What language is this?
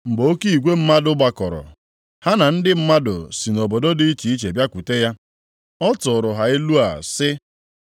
Igbo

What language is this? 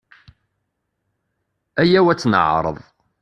Kabyle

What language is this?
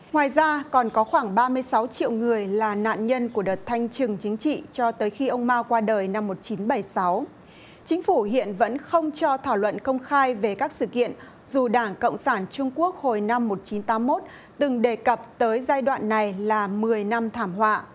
Vietnamese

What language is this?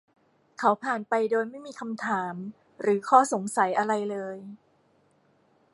Thai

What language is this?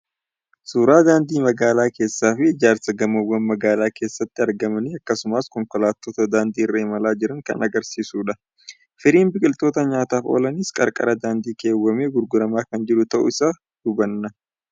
Oromo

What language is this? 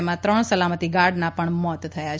Gujarati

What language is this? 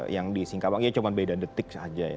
Indonesian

